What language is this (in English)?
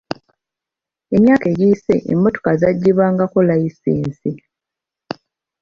Ganda